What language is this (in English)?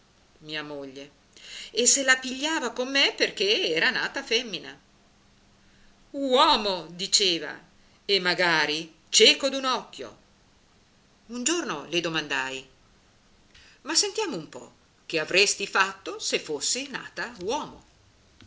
Italian